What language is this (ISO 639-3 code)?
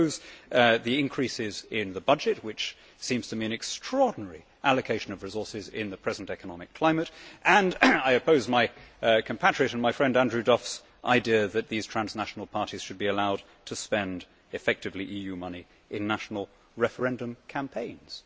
eng